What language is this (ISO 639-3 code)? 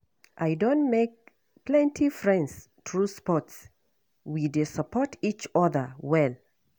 pcm